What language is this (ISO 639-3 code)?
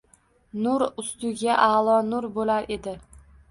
uzb